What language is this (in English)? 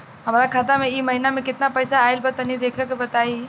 Bhojpuri